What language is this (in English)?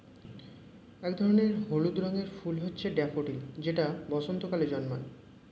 Bangla